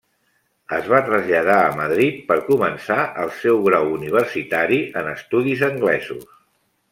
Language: Catalan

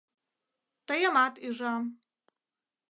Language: Mari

